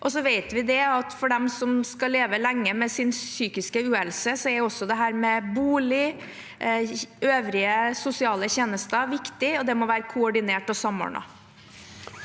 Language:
Norwegian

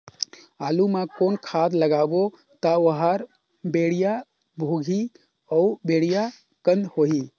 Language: Chhattisgarhi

